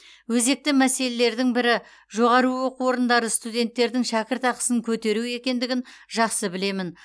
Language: Kazakh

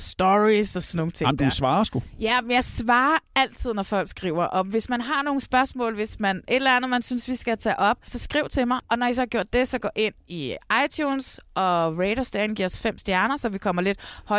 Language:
Danish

